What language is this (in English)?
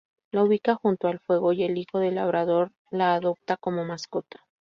Spanish